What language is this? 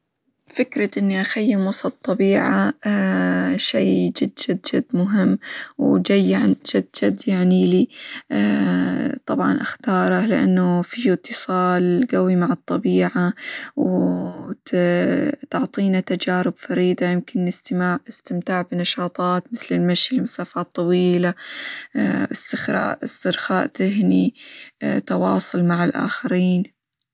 Hijazi Arabic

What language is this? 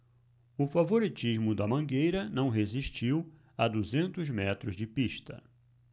Portuguese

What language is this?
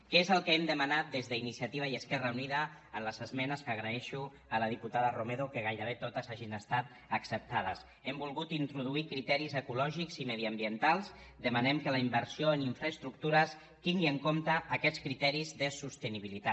Catalan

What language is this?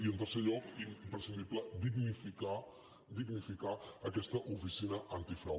Catalan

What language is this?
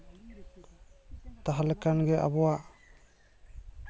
Santali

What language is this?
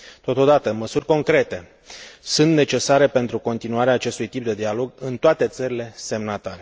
Romanian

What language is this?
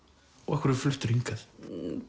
Icelandic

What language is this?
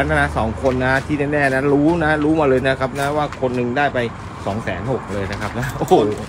Thai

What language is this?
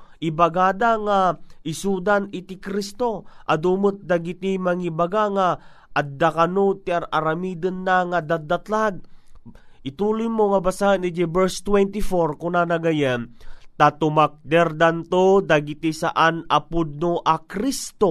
Filipino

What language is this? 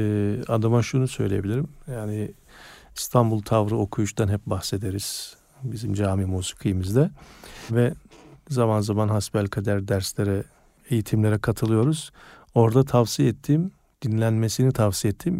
Turkish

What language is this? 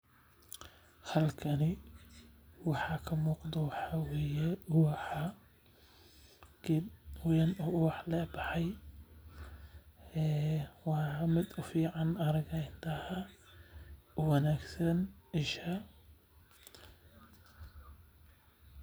Somali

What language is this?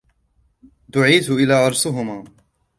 Arabic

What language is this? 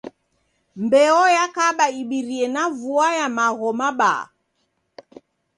Taita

